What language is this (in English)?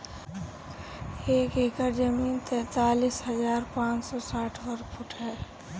Bhojpuri